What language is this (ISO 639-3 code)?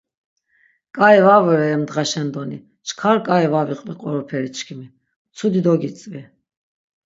lzz